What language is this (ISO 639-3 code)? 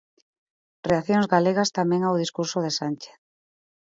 glg